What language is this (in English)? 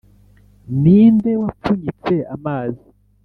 Kinyarwanda